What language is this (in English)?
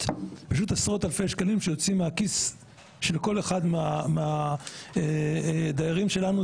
Hebrew